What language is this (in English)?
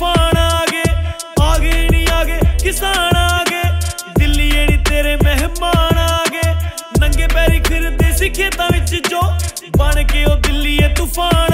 Hindi